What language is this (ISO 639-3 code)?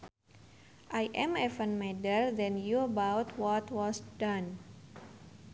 sun